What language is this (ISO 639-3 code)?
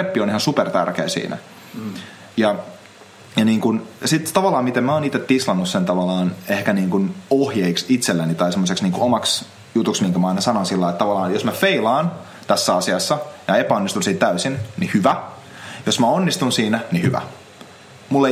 fin